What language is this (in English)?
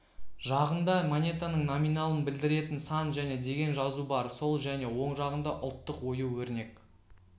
Kazakh